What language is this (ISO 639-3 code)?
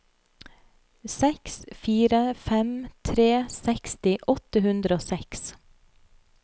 nor